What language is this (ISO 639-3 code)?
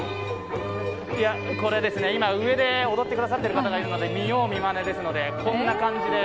jpn